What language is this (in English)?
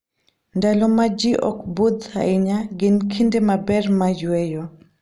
Luo (Kenya and Tanzania)